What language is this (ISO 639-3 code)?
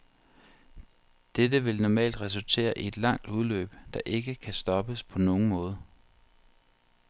dan